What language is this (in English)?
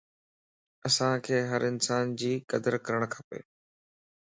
Lasi